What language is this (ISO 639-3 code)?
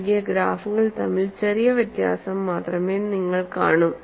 mal